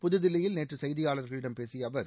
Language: Tamil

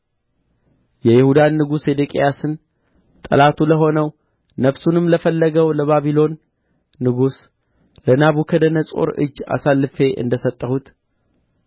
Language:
Amharic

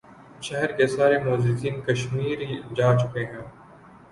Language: Urdu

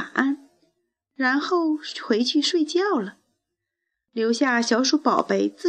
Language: Chinese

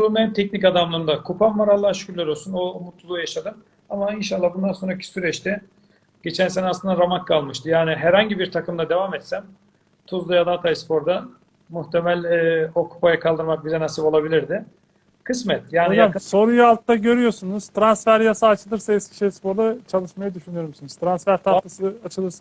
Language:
Turkish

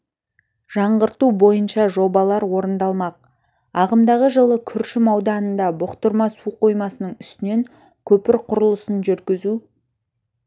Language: Kazakh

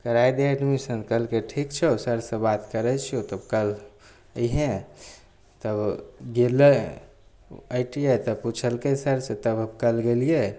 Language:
Maithili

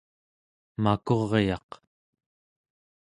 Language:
Central Yupik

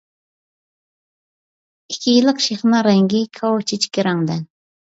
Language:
Uyghur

